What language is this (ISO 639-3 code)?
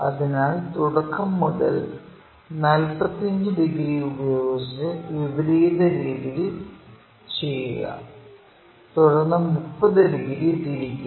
mal